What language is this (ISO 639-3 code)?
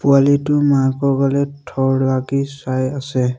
asm